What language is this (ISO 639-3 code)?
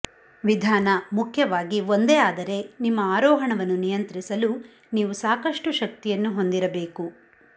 kan